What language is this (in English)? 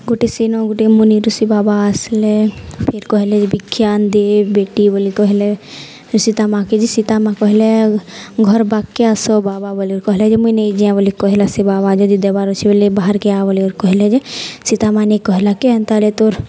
Odia